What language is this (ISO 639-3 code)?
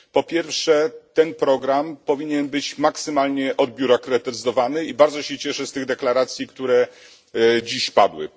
pol